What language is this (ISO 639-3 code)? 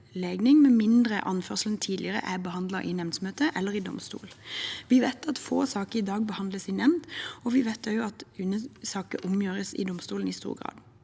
nor